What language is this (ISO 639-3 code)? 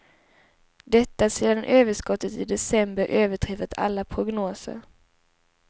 swe